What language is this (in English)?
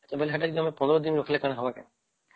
Odia